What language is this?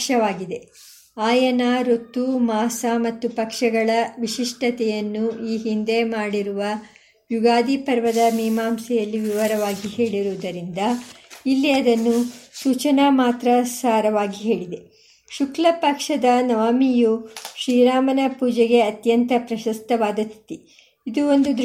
Kannada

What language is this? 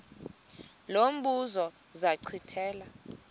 Xhosa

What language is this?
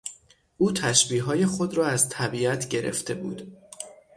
Persian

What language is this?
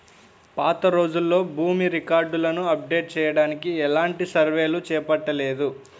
Telugu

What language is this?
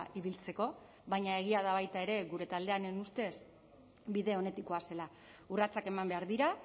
Basque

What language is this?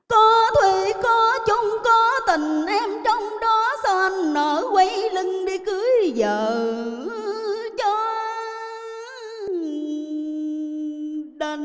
Vietnamese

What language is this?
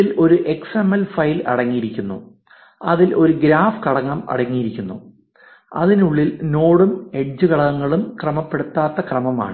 Malayalam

